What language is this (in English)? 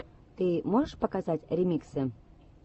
Russian